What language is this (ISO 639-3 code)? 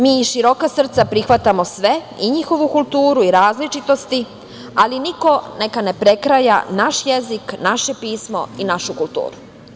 srp